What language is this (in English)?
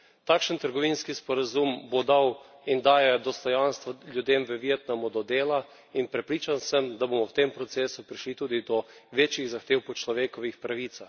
Slovenian